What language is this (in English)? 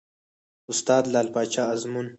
Pashto